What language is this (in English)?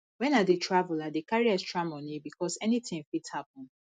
Nigerian Pidgin